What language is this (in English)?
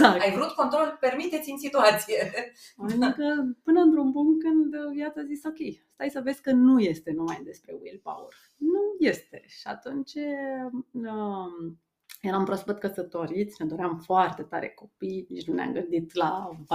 Romanian